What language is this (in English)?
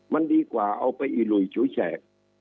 Thai